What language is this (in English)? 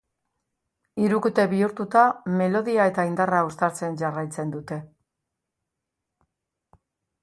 Basque